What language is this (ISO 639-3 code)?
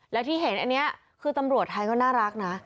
tha